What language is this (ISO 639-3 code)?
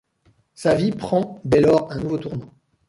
fra